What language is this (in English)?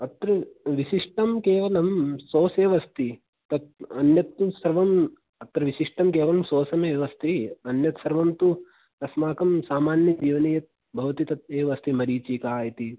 Sanskrit